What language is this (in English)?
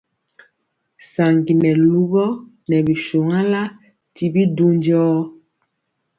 Mpiemo